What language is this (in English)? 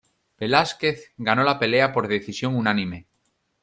Spanish